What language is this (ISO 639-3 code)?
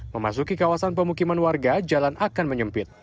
ind